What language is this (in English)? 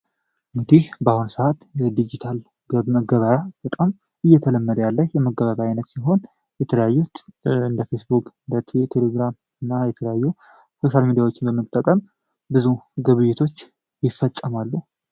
Amharic